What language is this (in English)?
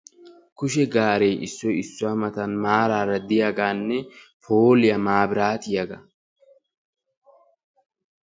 Wolaytta